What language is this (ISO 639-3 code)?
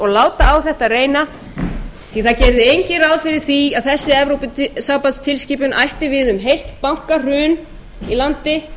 isl